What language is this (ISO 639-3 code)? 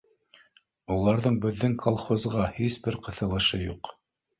bak